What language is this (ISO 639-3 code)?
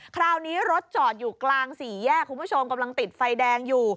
tha